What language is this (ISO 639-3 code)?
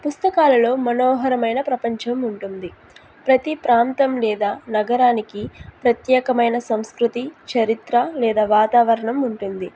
tel